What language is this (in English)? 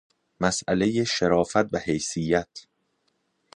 Persian